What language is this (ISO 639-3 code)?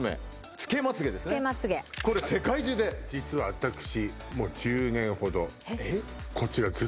jpn